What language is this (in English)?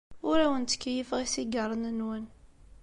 Kabyle